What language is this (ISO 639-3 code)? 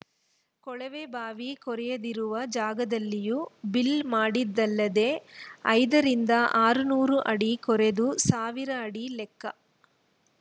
kan